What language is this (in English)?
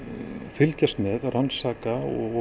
Icelandic